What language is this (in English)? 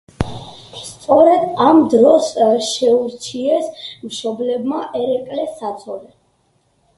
Georgian